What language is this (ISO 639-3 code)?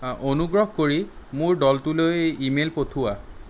asm